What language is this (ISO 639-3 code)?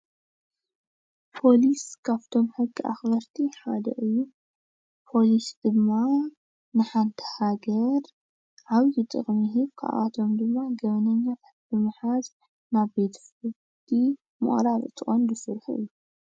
tir